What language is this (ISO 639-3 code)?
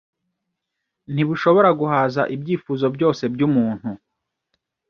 kin